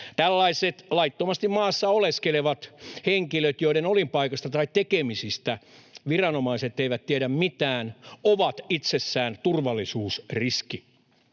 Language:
Finnish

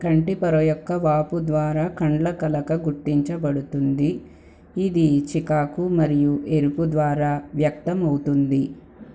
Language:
Telugu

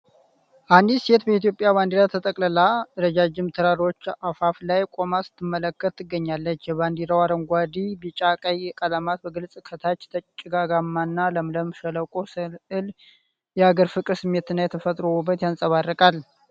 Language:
Amharic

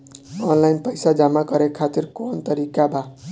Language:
Bhojpuri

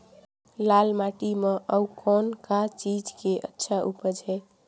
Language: Chhattisgarhi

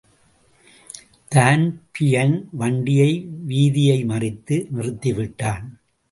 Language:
Tamil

